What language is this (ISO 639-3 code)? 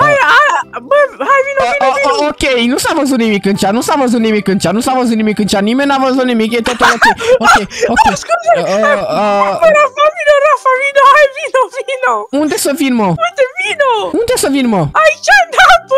ron